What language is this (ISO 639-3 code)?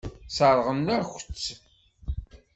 kab